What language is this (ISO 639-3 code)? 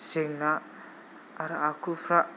brx